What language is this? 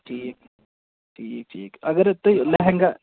Kashmiri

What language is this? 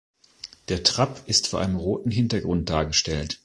German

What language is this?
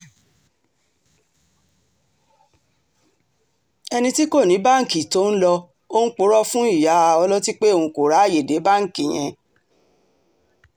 Yoruba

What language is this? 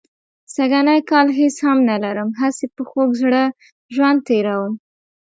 Pashto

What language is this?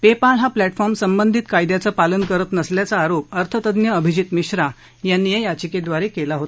Marathi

